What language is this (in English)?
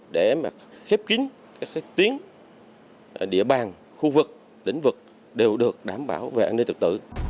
Vietnamese